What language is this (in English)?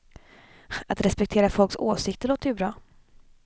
Swedish